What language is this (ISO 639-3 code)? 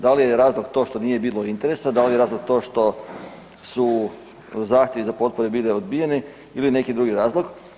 hrv